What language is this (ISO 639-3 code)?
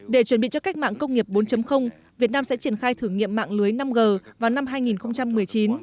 vie